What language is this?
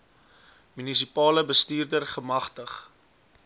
Afrikaans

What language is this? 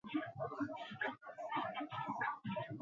Basque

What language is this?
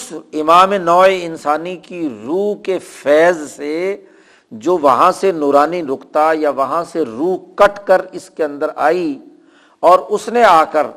Urdu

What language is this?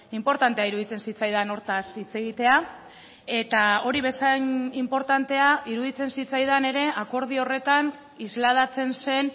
Basque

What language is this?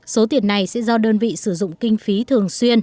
Vietnamese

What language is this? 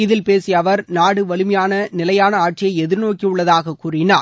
Tamil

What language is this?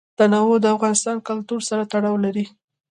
Pashto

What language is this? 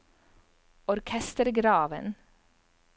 Norwegian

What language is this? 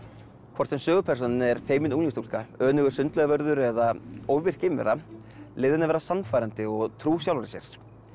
Icelandic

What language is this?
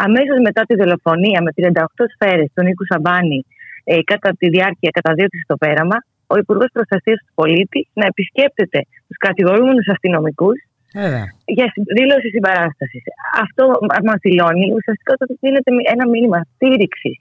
Greek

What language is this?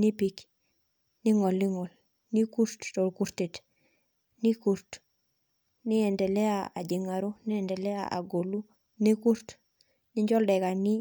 Masai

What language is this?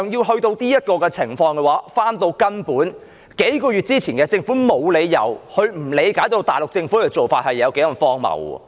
Cantonese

